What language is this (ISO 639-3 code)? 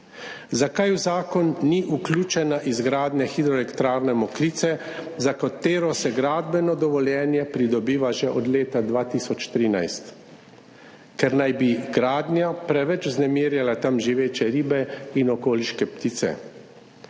slv